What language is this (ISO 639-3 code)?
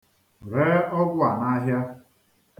ibo